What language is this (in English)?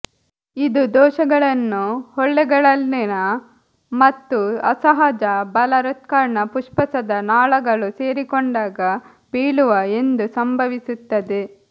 Kannada